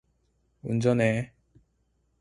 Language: Korean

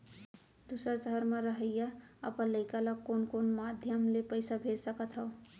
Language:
Chhattisgarhi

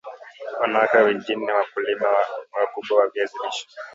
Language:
Swahili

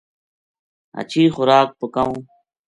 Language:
Gujari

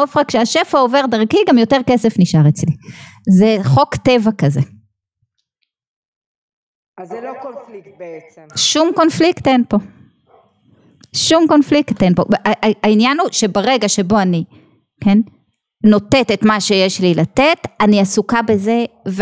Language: Hebrew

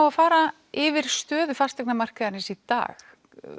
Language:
Icelandic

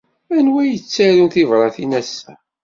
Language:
Kabyle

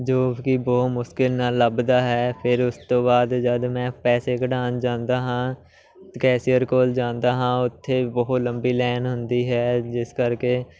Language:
Punjabi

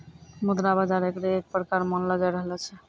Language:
Maithili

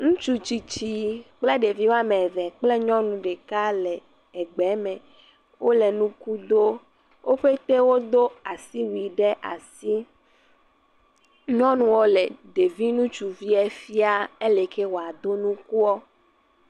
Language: Ewe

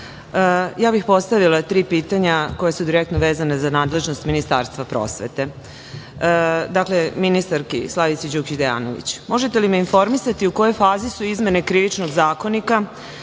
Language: Serbian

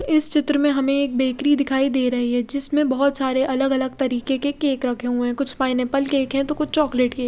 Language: Hindi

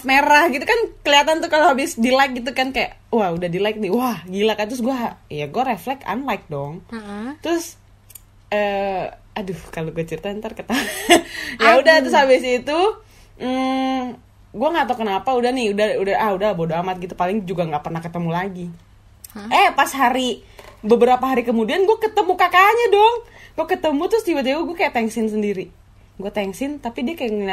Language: Indonesian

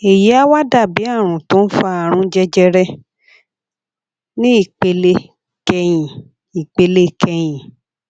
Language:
Yoruba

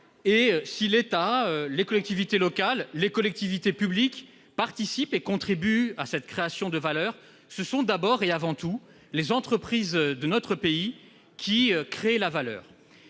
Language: French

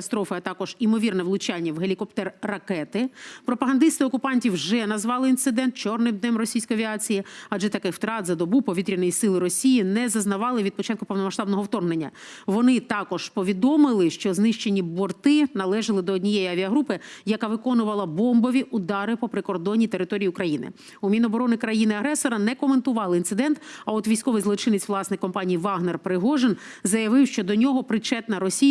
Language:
Ukrainian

